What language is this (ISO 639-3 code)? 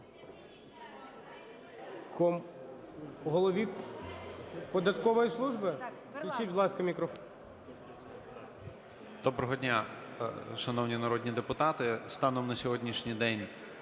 ukr